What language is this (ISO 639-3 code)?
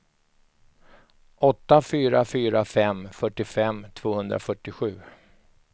swe